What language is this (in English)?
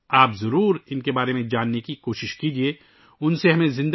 Urdu